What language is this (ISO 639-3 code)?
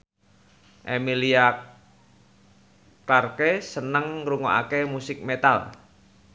jav